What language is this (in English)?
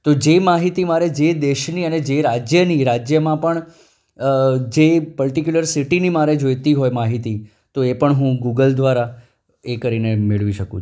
Gujarati